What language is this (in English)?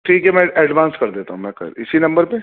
Urdu